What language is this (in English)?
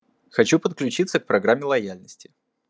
Russian